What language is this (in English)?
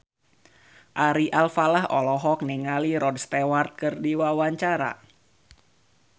Sundanese